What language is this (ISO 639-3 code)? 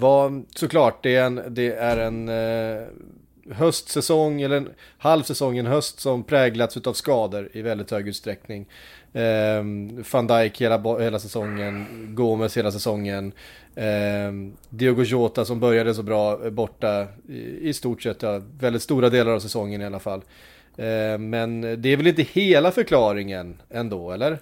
swe